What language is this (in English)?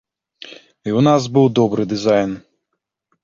Belarusian